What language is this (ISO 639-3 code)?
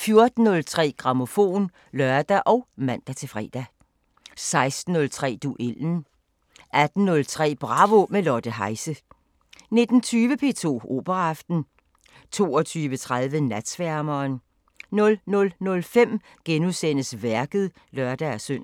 dan